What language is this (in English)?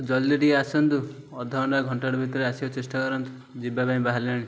Odia